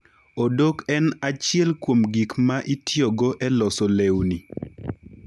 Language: Luo (Kenya and Tanzania)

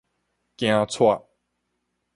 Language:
Min Nan Chinese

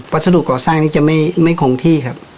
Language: Thai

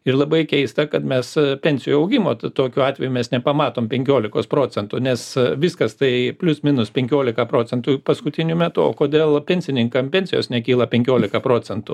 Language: Lithuanian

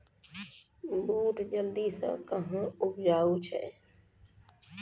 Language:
Maithili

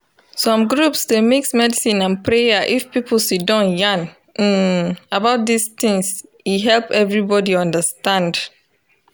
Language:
Nigerian Pidgin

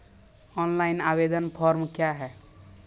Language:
Maithili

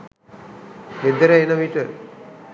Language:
Sinhala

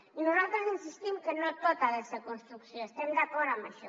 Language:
Catalan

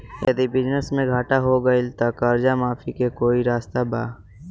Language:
Bhojpuri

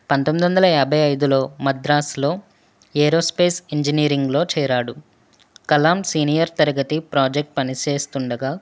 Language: Telugu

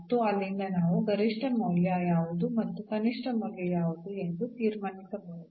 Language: Kannada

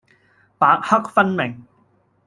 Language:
Cantonese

